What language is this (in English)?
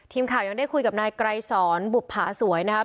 Thai